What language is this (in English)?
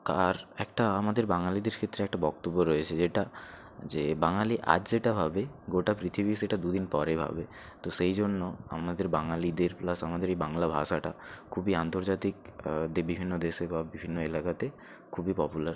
Bangla